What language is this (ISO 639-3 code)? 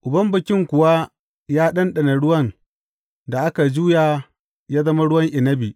hau